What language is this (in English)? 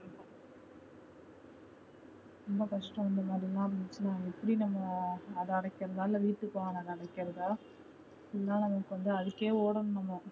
Tamil